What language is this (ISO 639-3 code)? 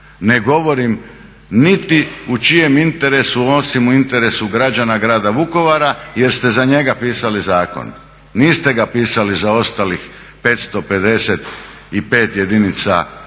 hrv